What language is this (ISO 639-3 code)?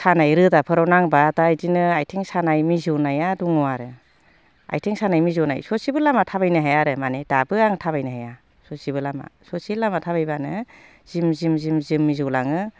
brx